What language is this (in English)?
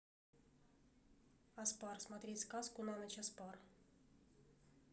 Russian